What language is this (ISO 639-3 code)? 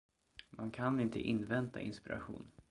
swe